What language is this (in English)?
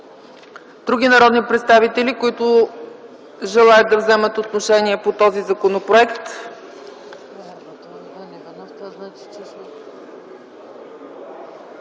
Bulgarian